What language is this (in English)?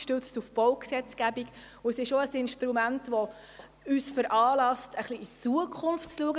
Swiss German